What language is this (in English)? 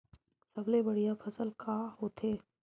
Chhattisgarhi